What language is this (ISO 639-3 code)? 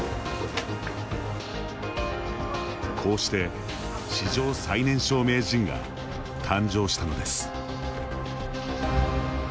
jpn